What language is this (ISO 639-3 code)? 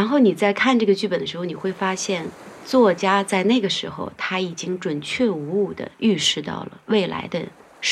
zho